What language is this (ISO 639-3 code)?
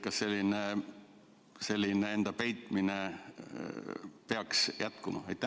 est